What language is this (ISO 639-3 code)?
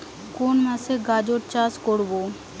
ben